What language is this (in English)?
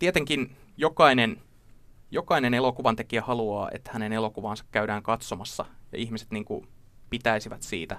Finnish